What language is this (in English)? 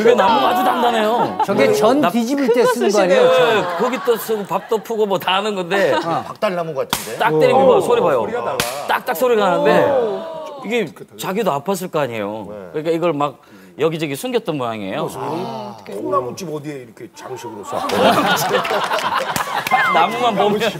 Korean